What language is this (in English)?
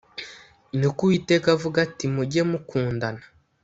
Kinyarwanda